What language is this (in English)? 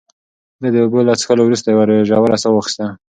Pashto